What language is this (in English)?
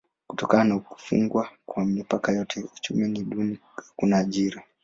Swahili